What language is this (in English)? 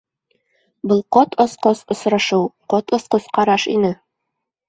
Bashkir